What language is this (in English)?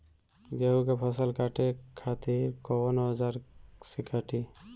Bhojpuri